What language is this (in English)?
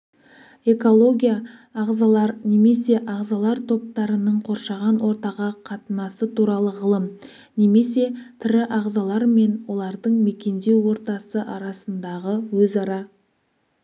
Kazakh